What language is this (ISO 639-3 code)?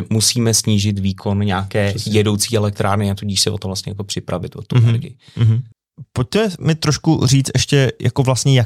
ces